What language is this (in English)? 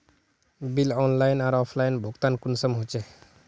Magahi